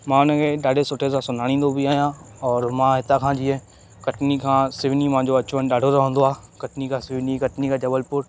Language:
Sindhi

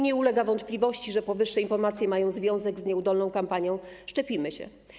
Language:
Polish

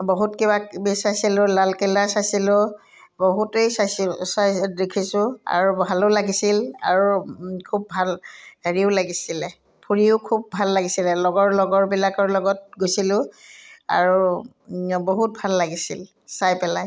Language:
Assamese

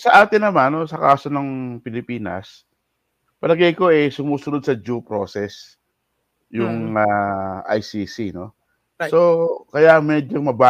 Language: Filipino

